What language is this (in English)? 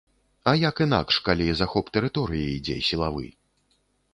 Belarusian